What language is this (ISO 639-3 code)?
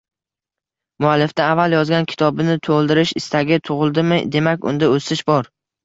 uzb